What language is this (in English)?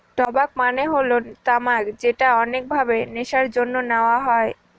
Bangla